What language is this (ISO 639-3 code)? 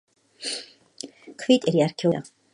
kat